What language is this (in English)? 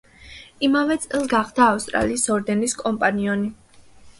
Georgian